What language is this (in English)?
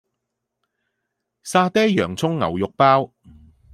Cantonese